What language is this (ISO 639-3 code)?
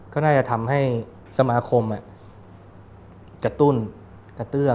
tha